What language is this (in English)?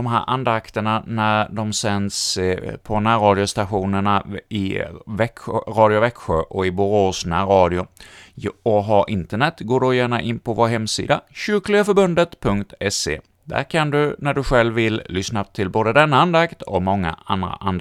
Swedish